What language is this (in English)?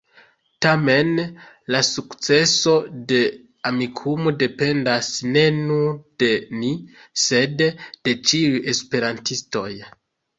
Esperanto